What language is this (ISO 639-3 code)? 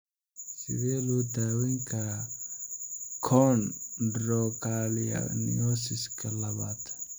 som